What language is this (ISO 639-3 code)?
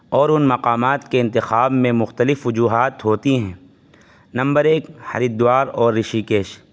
urd